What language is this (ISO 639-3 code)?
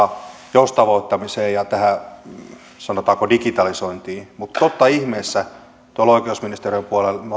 fin